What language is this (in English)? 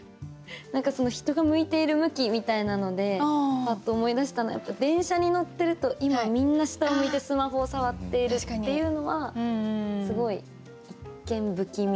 Japanese